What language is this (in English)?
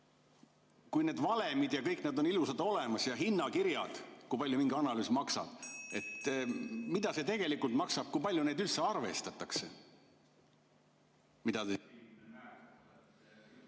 Estonian